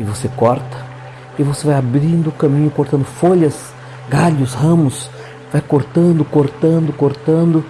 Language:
Portuguese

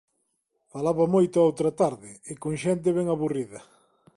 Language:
Galician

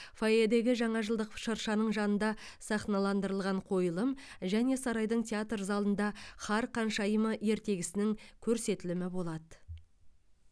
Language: Kazakh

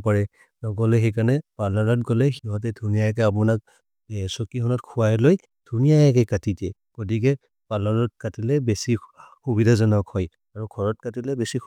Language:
Maria (India)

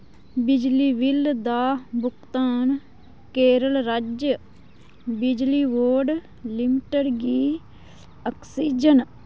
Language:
Dogri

